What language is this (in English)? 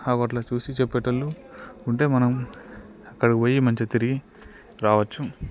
Telugu